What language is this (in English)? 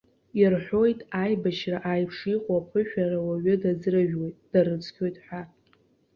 Abkhazian